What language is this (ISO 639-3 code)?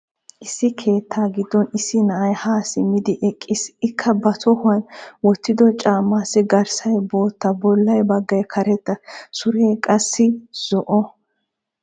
wal